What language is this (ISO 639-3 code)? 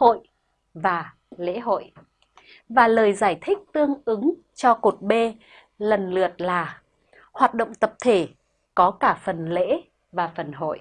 vie